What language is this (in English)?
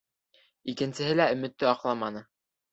Bashkir